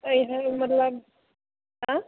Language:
Maithili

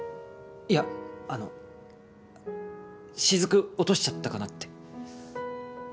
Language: Japanese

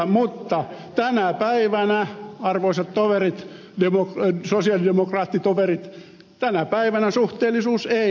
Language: Finnish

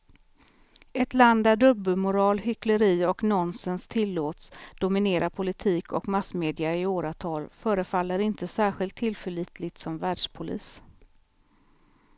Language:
Swedish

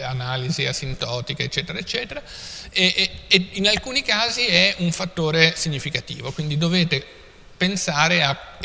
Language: Italian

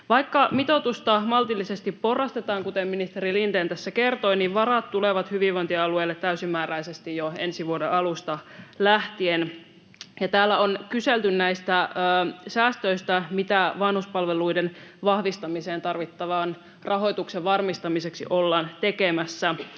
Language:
Finnish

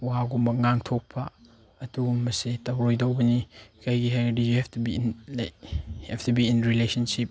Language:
Manipuri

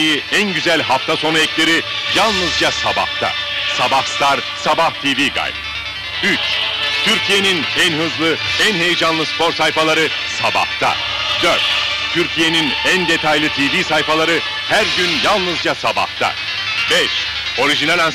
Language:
Turkish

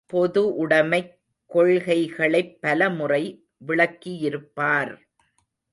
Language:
Tamil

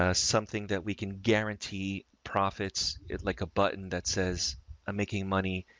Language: English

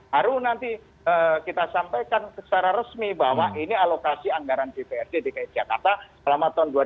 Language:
Indonesian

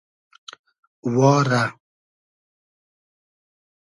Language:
Hazaragi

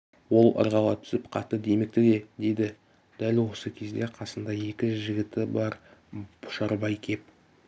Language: Kazakh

